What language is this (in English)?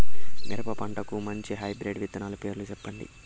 Telugu